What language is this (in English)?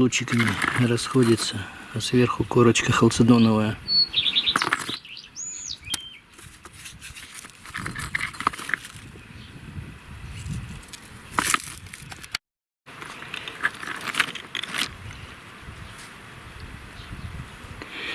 Russian